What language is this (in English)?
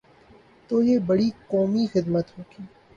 Urdu